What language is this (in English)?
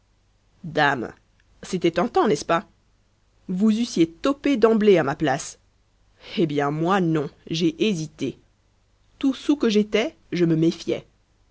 French